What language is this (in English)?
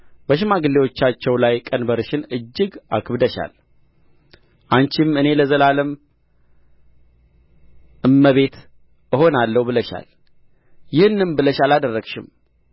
Amharic